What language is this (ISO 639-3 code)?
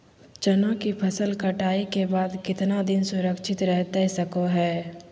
mag